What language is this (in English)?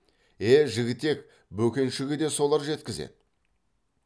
Kazakh